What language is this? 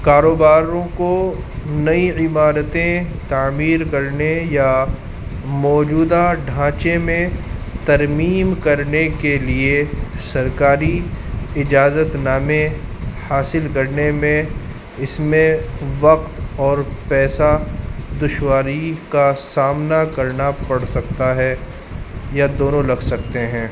Urdu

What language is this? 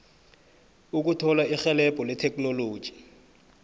South Ndebele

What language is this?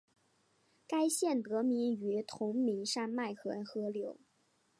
Chinese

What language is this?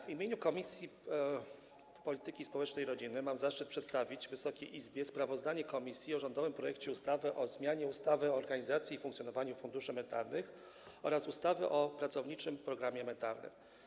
Polish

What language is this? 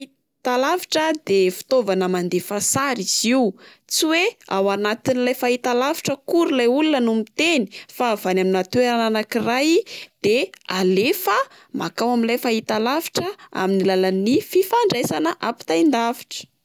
Malagasy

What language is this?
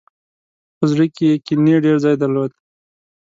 Pashto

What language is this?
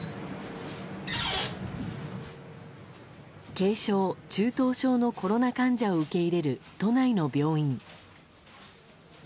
Japanese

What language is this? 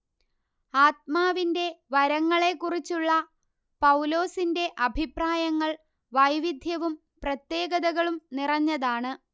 Malayalam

